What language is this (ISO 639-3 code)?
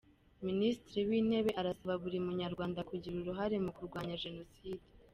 kin